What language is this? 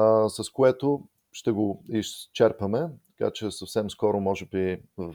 Bulgarian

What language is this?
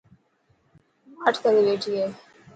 Dhatki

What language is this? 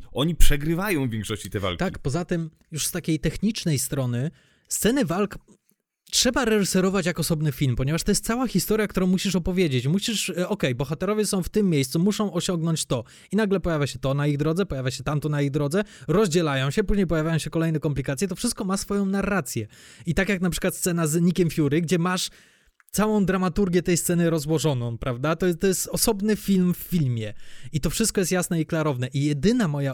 Polish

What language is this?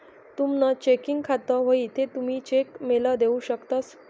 Marathi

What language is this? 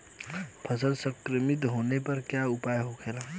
Bhojpuri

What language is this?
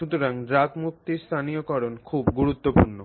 Bangla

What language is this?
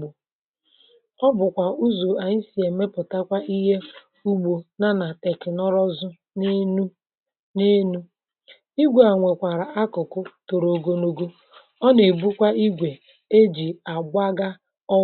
Igbo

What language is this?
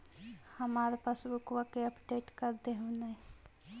Magahi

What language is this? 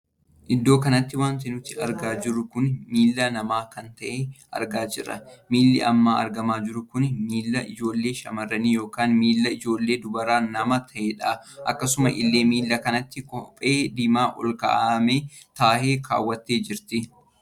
Oromo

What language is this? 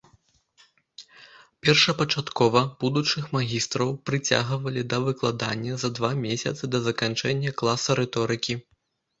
Belarusian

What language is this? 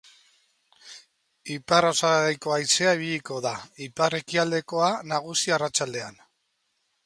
Basque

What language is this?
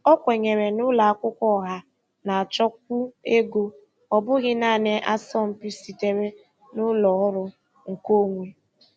Igbo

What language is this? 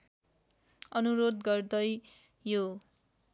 Nepali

